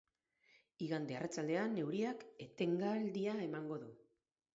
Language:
Basque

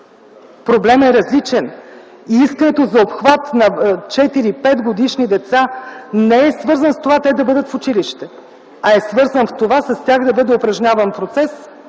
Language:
Bulgarian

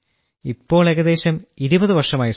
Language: Malayalam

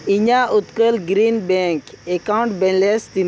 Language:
Santali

